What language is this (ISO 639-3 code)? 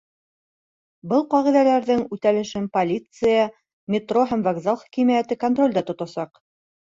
bak